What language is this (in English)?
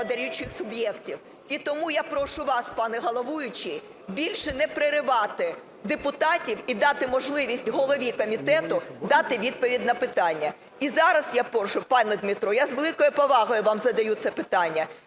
Ukrainian